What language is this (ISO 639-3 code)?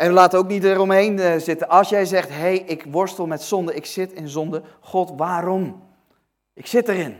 nld